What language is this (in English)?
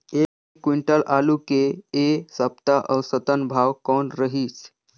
Chhattisgarhi